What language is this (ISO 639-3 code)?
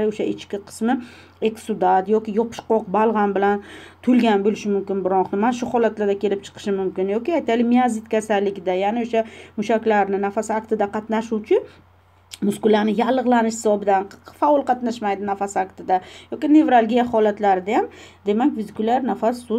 tur